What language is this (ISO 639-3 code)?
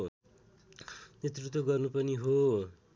nep